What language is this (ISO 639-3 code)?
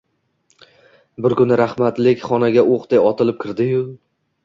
uzb